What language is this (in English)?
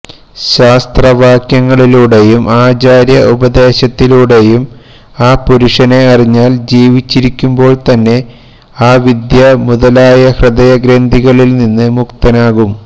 Malayalam